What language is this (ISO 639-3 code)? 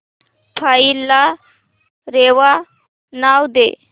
mar